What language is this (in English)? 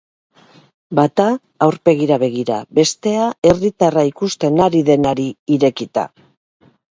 Basque